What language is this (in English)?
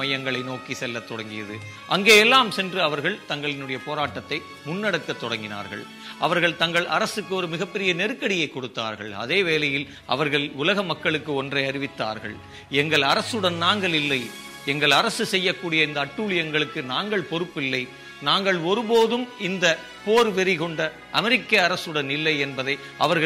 Tamil